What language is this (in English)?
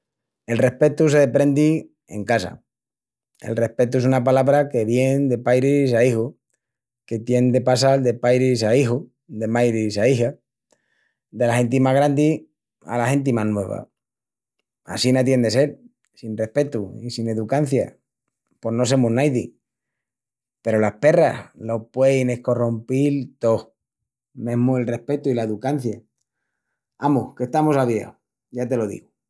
Extremaduran